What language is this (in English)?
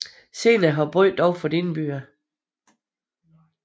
Danish